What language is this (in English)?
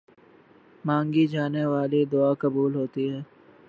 Urdu